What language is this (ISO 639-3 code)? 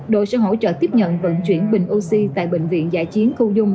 vie